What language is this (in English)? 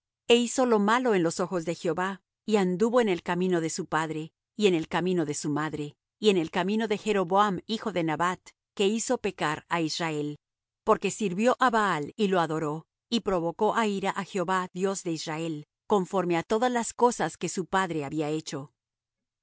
Spanish